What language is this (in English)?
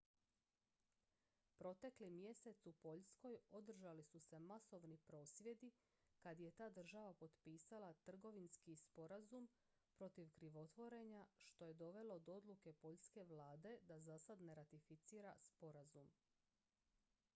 Croatian